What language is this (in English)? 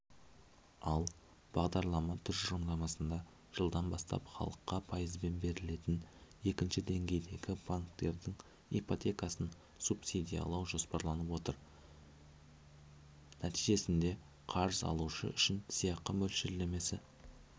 Kazakh